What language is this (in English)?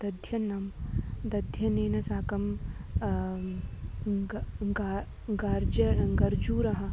Sanskrit